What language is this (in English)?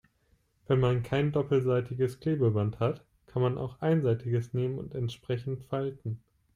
German